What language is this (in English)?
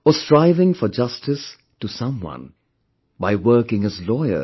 English